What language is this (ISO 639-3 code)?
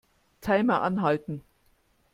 deu